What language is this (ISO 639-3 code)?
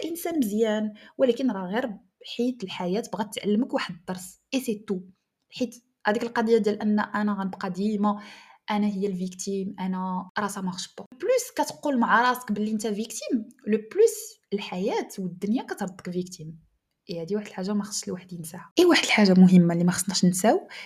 ara